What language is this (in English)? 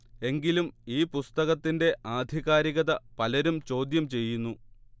Malayalam